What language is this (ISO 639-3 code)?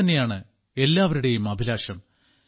mal